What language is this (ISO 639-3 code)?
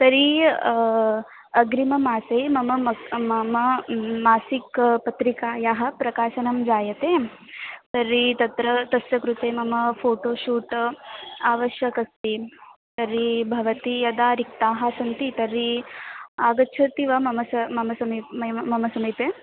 san